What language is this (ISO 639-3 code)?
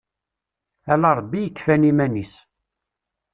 kab